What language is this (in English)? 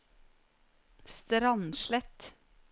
Norwegian